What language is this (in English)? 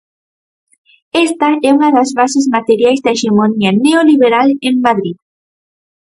Galician